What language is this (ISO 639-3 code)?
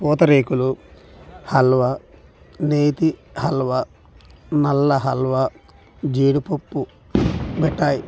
tel